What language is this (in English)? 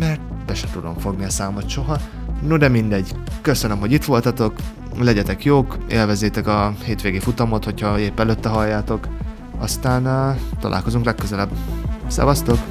Hungarian